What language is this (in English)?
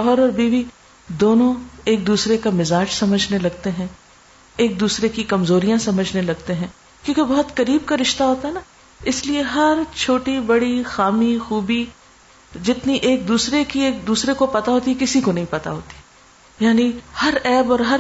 Urdu